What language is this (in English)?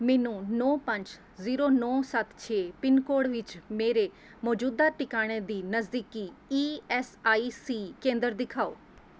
Punjabi